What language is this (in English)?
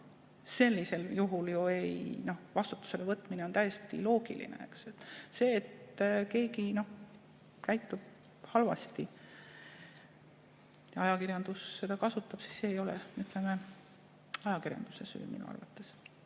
Estonian